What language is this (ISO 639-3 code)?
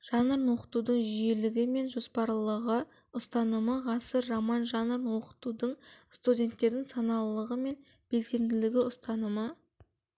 kaz